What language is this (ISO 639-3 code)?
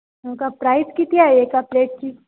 mar